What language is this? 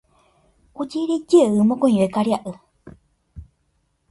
Guarani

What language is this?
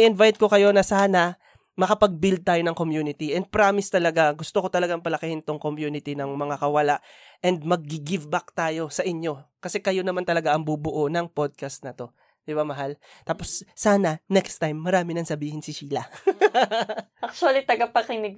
Filipino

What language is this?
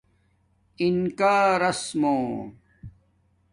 Domaaki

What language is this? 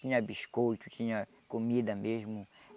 Portuguese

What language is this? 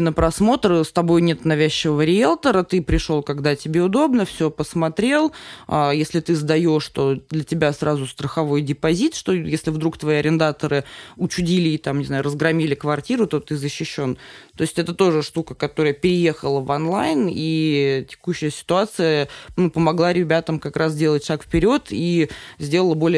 Russian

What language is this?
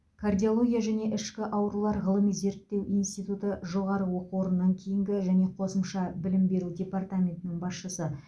Kazakh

